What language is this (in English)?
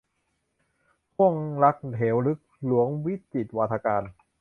Thai